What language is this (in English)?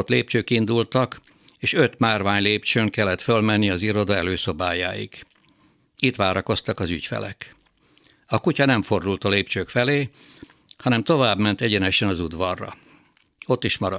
Hungarian